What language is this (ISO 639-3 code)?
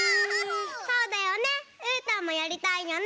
jpn